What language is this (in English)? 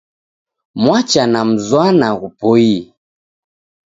Taita